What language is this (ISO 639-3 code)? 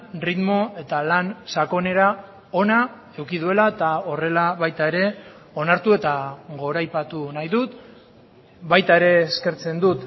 eus